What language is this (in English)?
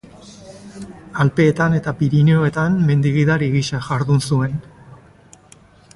Basque